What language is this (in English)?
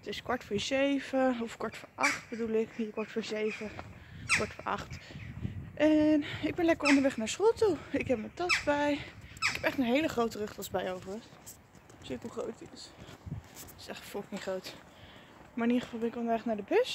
Dutch